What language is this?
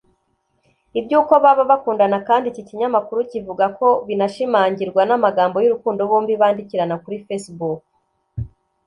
Kinyarwanda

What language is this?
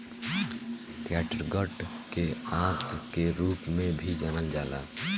Bhojpuri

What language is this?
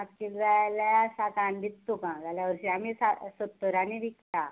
Konkani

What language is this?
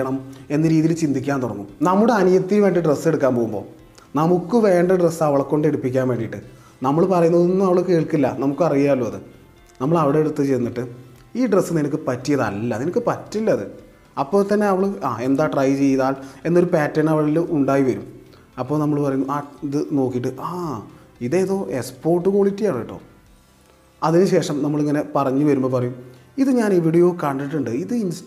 Malayalam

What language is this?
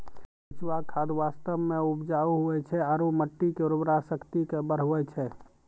Maithili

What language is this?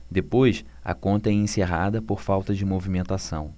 Portuguese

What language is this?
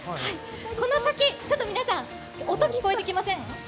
Japanese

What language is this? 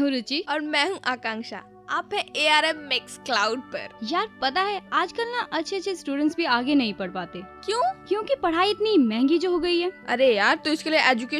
Hindi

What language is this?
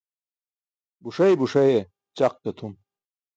Burushaski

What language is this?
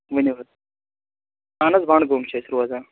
Kashmiri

